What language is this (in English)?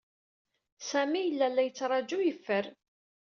Kabyle